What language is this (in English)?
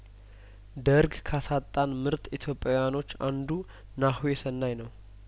Amharic